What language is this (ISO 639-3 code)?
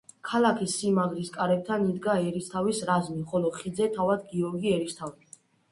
kat